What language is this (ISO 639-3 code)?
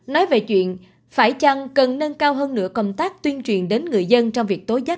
vie